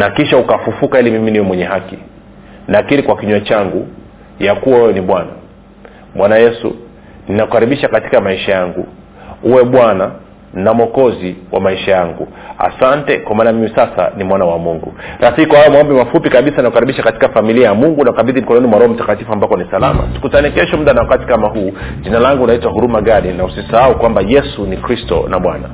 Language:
Swahili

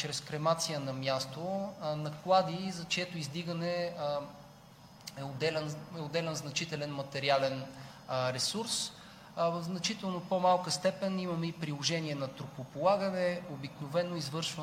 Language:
Bulgarian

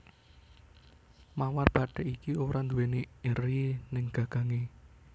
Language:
Javanese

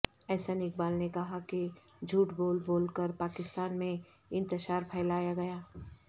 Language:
Urdu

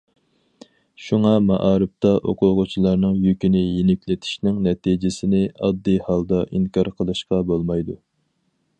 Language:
Uyghur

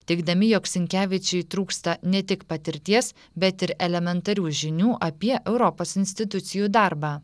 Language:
Lithuanian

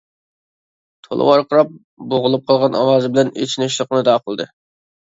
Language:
Uyghur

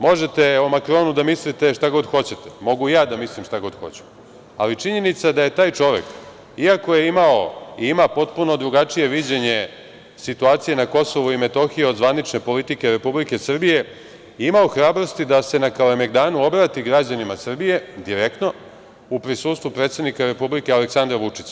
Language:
Serbian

